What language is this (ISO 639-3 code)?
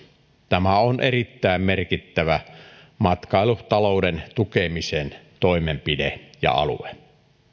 fin